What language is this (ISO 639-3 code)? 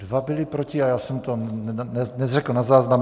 ces